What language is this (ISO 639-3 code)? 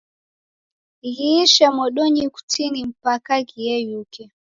dav